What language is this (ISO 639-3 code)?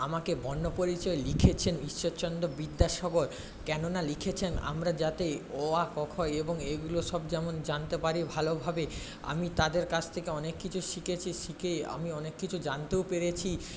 ben